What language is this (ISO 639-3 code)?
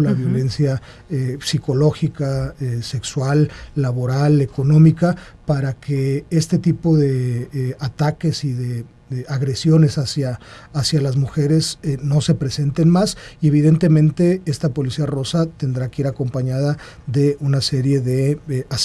spa